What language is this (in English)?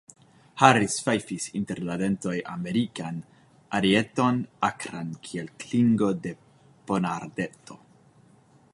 Esperanto